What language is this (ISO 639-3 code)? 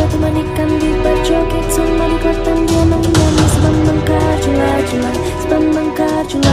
vie